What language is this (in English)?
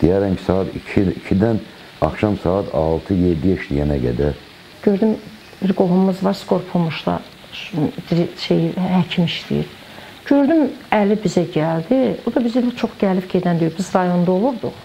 Turkish